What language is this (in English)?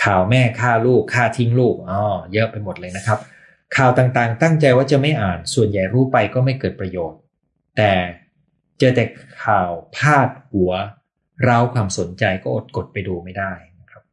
Thai